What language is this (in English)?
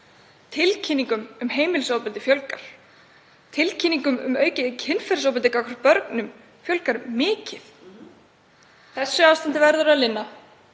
Icelandic